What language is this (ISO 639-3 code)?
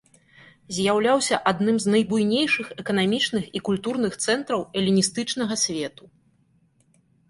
bel